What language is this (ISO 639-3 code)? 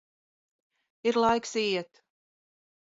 lav